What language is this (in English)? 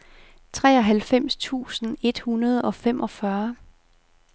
Danish